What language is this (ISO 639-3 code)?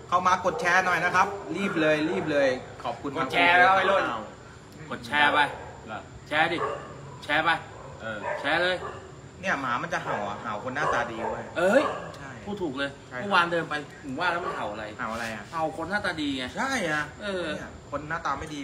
tha